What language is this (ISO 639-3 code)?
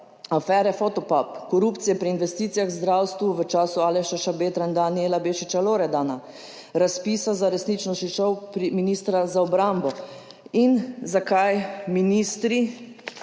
slv